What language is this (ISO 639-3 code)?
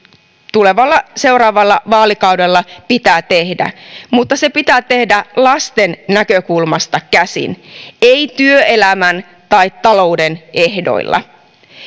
fin